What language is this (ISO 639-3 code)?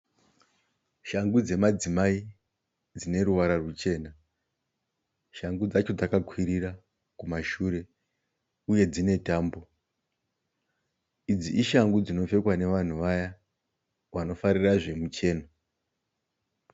sna